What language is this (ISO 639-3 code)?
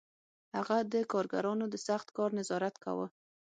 pus